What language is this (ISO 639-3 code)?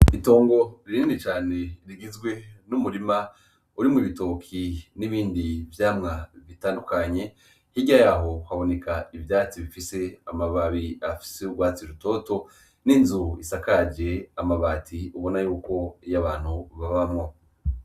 run